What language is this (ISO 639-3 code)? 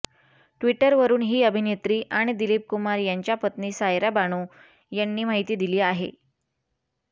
mar